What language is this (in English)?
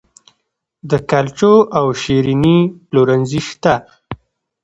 Pashto